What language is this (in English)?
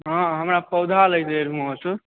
Maithili